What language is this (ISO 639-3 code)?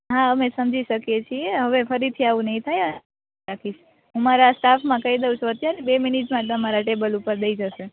guj